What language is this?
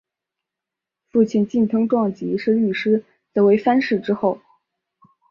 Chinese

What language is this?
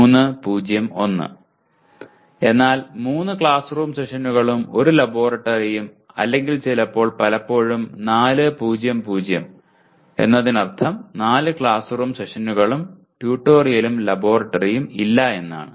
Malayalam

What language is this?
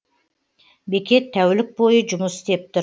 Kazakh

